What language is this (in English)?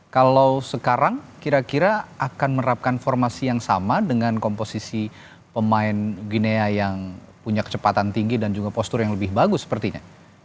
Indonesian